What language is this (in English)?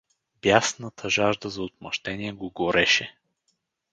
Bulgarian